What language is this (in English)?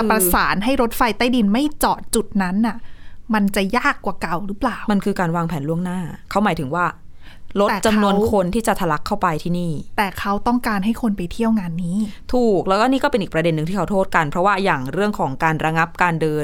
Thai